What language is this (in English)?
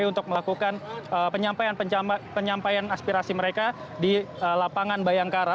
Indonesian